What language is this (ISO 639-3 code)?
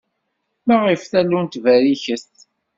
kab